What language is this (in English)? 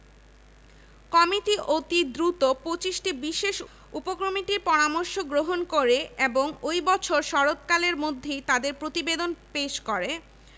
Bangla